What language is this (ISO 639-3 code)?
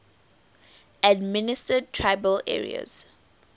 eng